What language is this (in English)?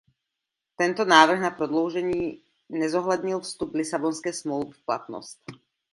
Czech